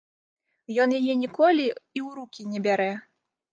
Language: Belarusian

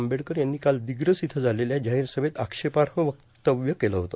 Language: Marathi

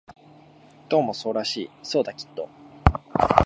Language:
Japanese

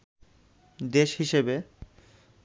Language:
Bangla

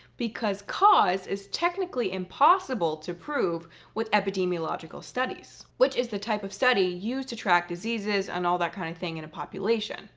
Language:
English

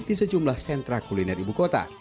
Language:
Indonesian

